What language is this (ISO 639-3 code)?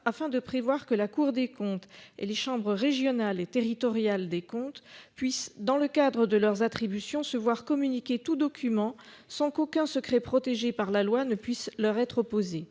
fra